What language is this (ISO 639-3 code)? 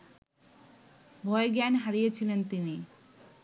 ben